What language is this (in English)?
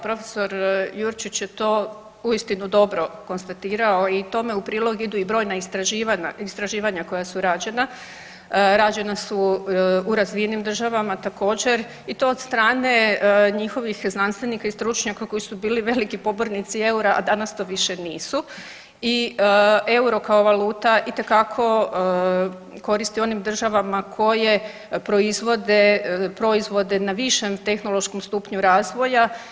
Croatian